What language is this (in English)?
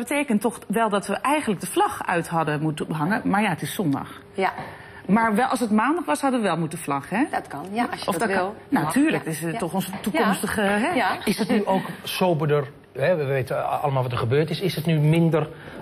Dutch